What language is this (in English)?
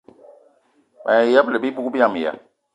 Eton (Cameroon)